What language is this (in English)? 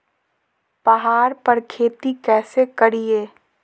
Magahi